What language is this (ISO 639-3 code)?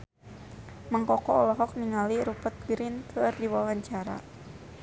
sun